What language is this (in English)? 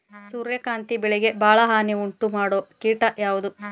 Kannada